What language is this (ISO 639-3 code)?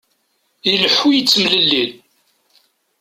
kab